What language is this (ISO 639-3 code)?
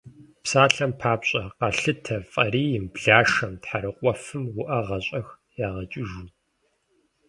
kbd